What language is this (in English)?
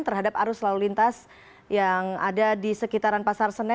Indonesian